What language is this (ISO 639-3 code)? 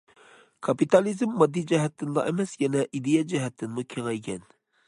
uig